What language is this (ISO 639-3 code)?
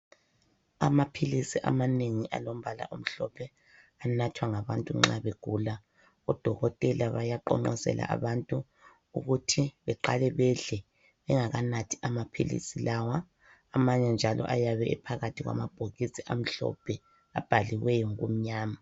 nde